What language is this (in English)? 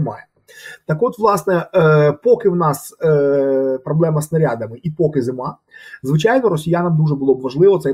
Ukrainian